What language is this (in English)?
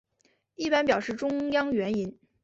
Chinese